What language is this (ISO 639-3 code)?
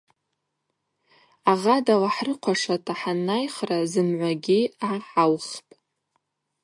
abq